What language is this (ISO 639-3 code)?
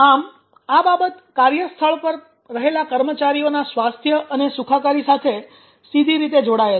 guj